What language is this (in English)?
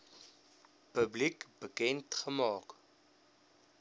Afrikaans